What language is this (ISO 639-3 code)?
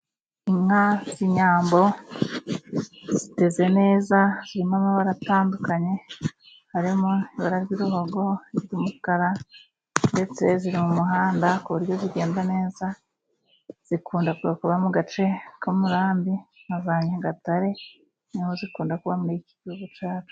kin